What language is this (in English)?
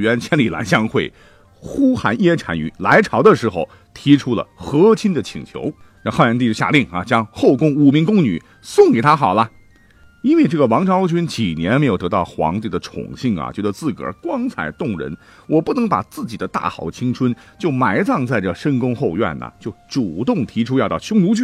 Chinese